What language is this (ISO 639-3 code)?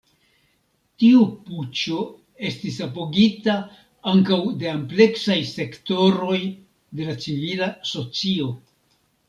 epo